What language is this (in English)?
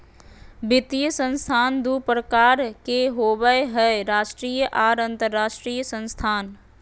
Magahi